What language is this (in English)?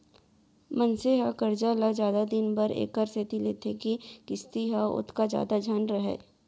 Chhattisgarhi